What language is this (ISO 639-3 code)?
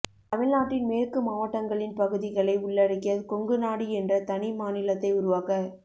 tam